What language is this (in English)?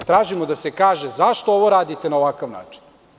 Serbian